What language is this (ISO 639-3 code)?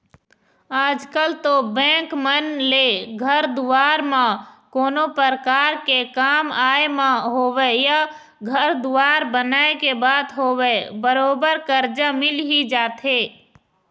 hne